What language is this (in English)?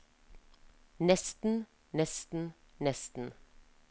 Norwegian